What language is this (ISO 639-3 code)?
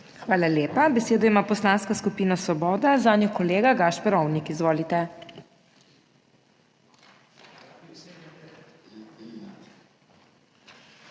slv